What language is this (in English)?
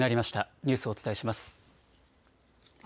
Japanese